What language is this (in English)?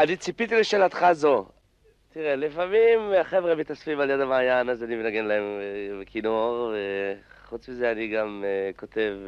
Hebrew